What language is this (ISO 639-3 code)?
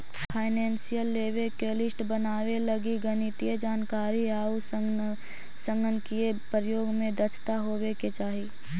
mag